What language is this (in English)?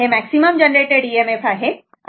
Marathi